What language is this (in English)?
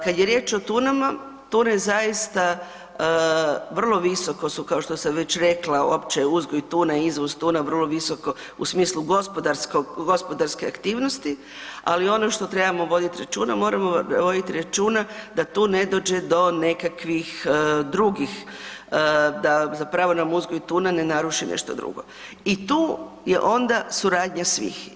Croatian